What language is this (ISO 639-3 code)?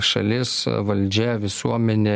lit